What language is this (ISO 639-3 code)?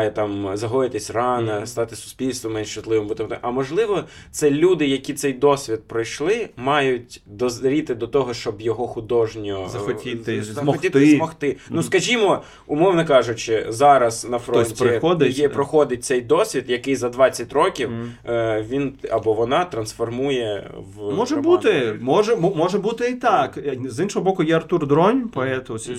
ukr